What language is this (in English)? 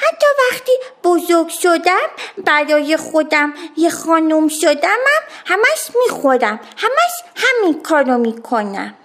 Persian